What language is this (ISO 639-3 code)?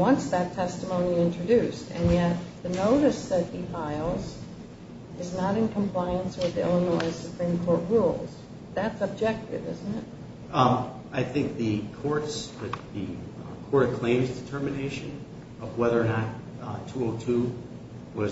eng